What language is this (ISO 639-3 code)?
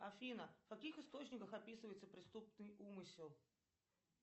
rus